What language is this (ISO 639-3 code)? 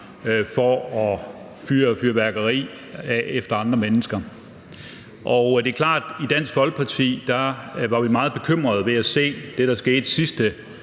dan